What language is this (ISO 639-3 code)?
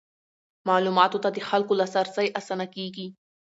pus